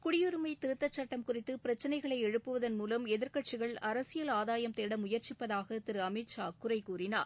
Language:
Tamil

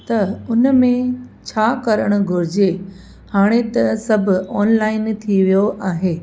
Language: Sindhi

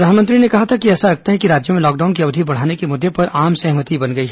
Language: Hindi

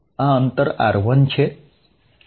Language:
Gujarati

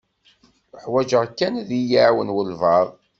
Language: Kabyle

